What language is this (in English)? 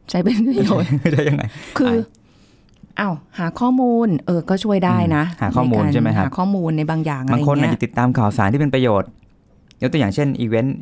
Thai